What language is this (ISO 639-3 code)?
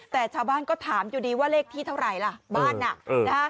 tha